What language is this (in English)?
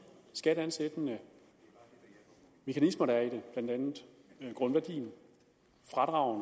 Danish